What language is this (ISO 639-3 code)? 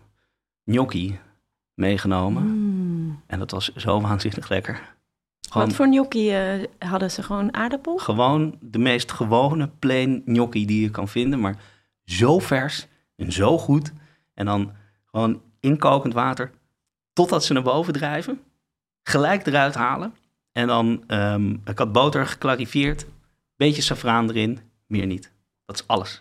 nld